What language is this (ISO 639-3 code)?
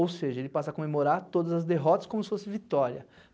por